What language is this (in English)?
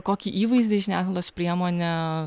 Lithuanian